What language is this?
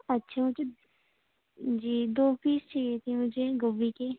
Urdu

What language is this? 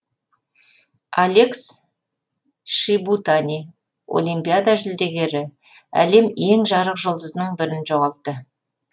Kazakh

